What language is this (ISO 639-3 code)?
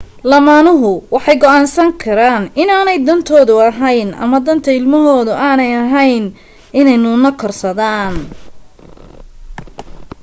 som